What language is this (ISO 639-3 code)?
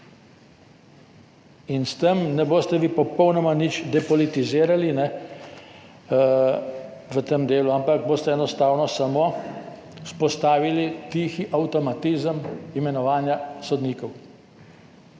slv